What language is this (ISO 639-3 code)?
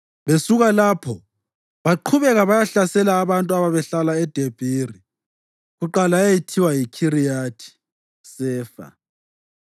nde